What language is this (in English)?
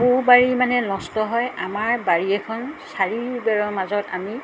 Assamese